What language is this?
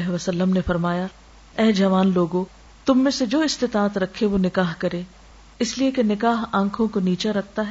Urdu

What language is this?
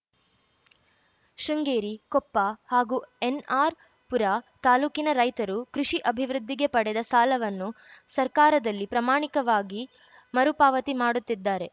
Kannada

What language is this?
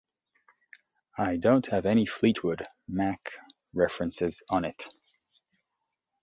English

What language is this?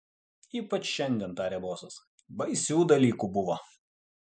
Lithuanian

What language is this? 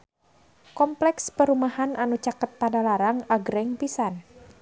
Sundanese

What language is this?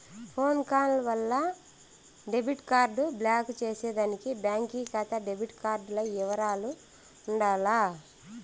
Telugu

